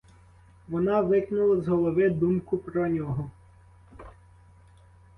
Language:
Ukrainian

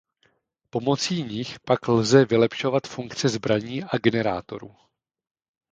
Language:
Czech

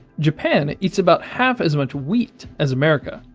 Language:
English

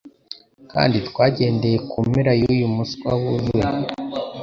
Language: Kinyarwanda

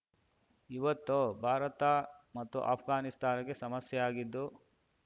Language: Kannada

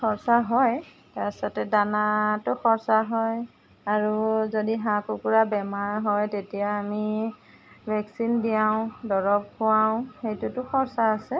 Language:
Assamese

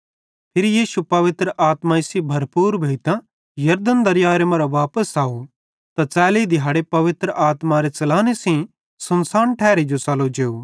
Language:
Bhadrawahi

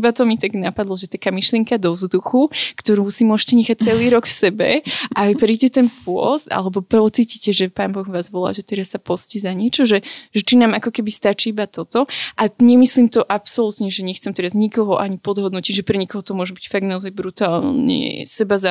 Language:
Slovak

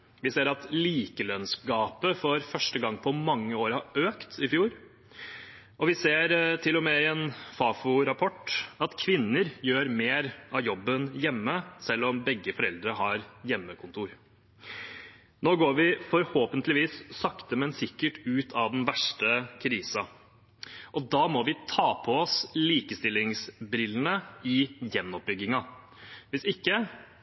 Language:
Norwegian Bokmål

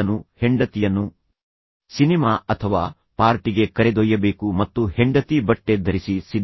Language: Kannada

